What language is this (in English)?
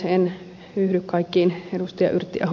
Finnish